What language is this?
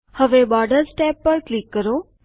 Gujarati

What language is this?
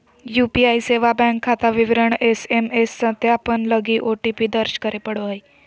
Magahi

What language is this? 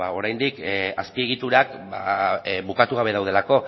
Basque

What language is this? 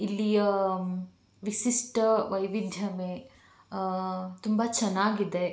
Kannada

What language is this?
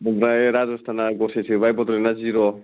Bodo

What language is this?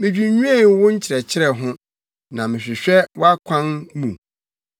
Akan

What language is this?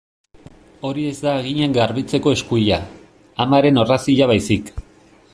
Basque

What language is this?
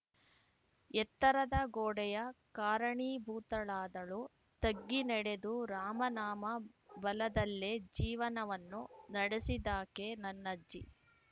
Kannada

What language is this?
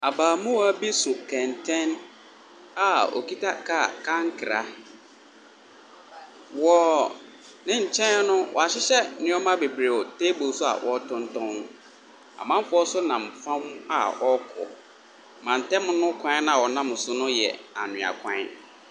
Akan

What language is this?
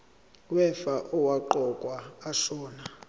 Zulu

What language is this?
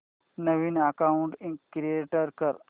Marathi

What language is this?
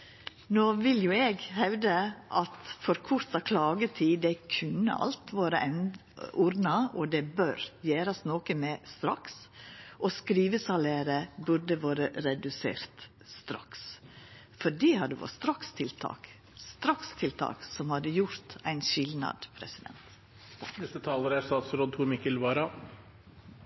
Norwegian Nynorsk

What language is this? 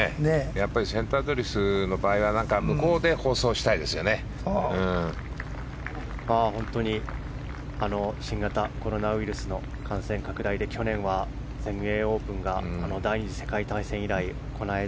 Japanese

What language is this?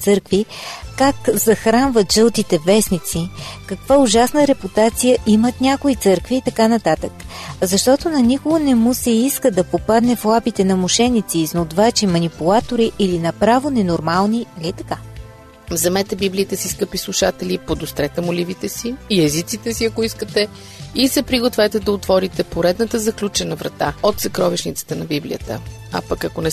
Bulgarian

